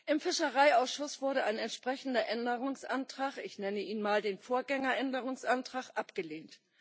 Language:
German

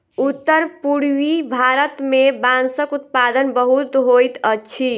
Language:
Maithili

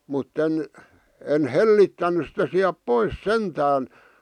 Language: Finnish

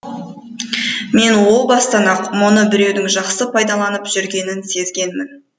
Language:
Kazakh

